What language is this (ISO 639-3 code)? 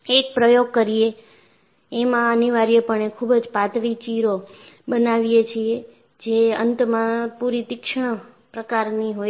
guj